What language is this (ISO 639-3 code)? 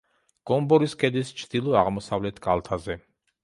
kat